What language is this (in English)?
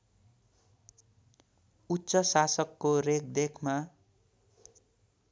Nepali